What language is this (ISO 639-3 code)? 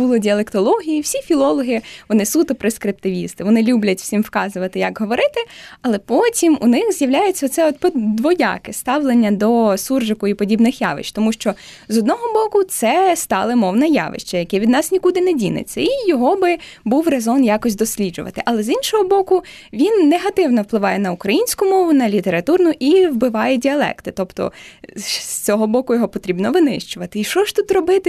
ukr